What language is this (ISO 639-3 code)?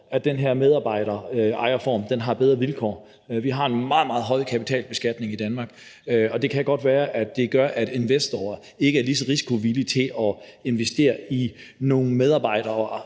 dan